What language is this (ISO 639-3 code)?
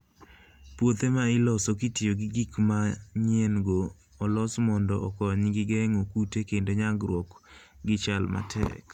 luo